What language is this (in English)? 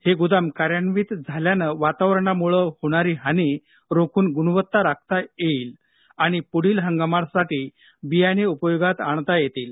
Marathi